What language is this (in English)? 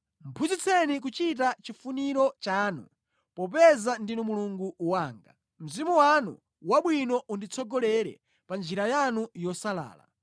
Nyanja